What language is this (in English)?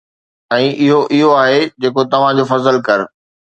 Sindhi